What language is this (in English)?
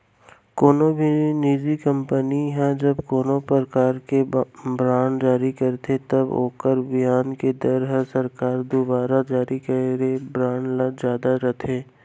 Chhattisgarhi